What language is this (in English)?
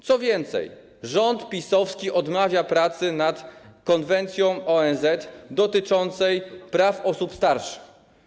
Polish